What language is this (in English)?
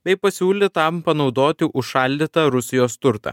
Lithuanian